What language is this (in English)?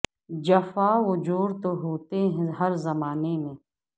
Urdu